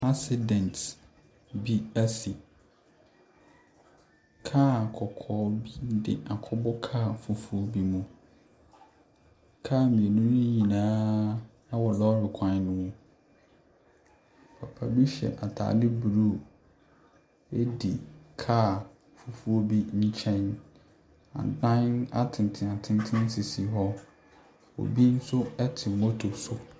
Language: Akan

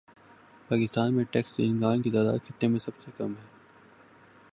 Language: Urdu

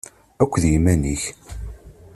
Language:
Kabyle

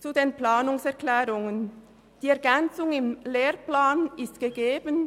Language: Swiss German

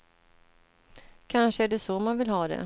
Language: Swedish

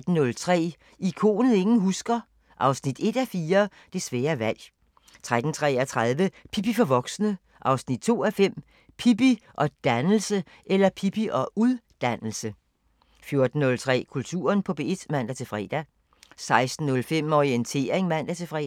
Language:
Danish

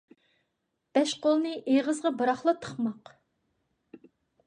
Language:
Uyghur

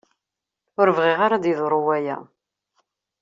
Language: Kabyle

